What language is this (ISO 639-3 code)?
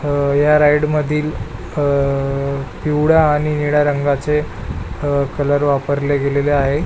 mar